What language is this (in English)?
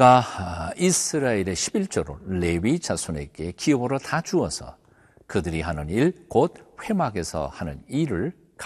Korean